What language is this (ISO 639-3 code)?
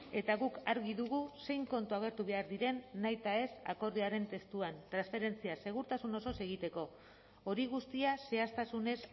eus